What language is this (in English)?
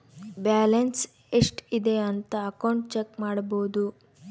Kannada